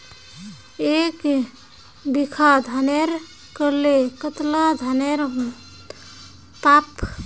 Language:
Magahi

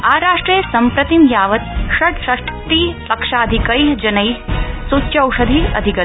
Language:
Sanskrit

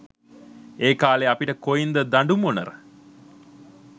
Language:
Sinhala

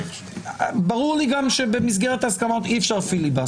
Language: Hebrew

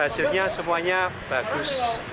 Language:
Indonesian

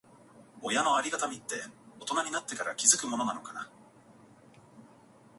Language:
Japanese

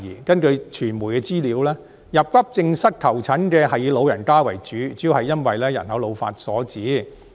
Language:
Cantonese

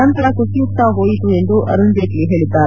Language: Kannada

